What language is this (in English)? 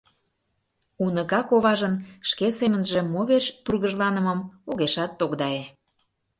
Mari